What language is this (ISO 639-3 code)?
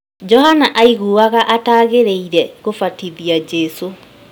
kik